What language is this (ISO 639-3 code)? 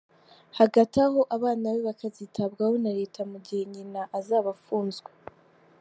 kin